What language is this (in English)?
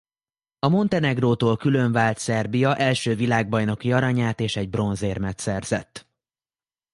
Hungarian